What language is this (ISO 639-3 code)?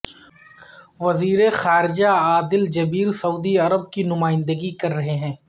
urd